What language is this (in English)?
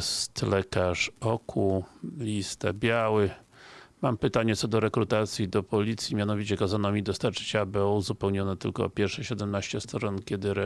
Polish